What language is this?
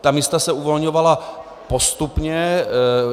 Czech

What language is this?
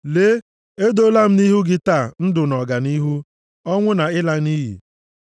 Igbo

